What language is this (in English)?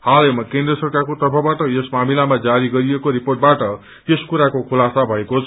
Nepali